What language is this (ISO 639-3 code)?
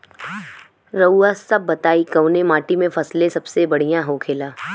bho